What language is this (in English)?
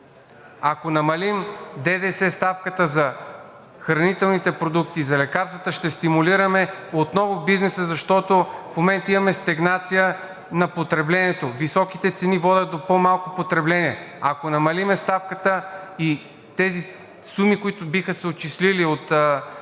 Bulgarian